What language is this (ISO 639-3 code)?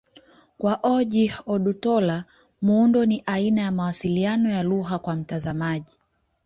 swa